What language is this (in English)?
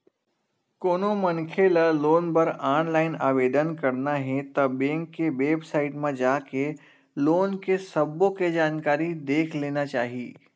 Chhattisgarhi